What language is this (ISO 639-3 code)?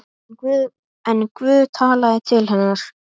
isl